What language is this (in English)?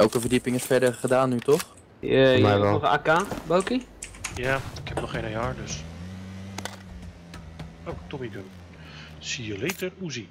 Dutch